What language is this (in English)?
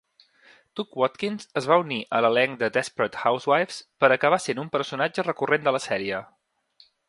Catalan